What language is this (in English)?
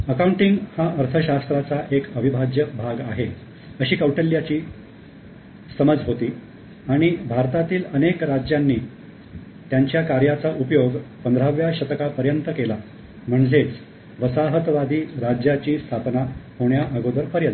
Marathi